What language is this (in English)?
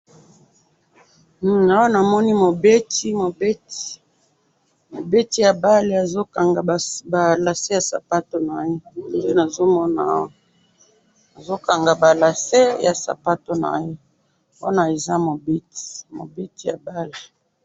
Lingala